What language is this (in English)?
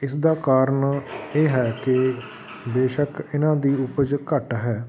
Punjabi